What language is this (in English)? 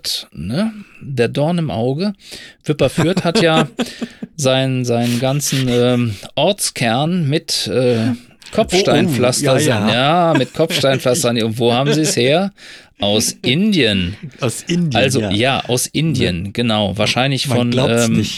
German